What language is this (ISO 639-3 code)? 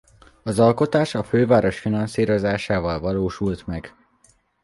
hun